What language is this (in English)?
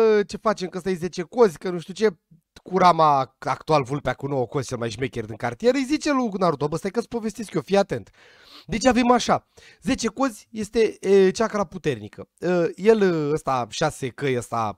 Romanian